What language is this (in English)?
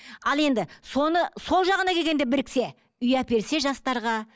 Kazakh